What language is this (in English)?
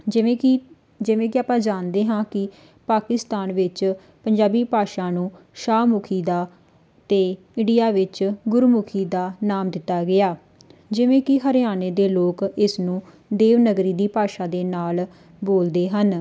Punjabi